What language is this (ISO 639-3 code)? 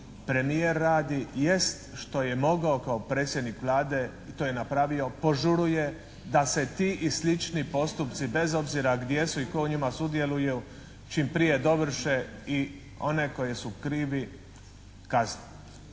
hrv